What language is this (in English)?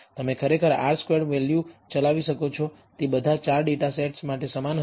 Gujarati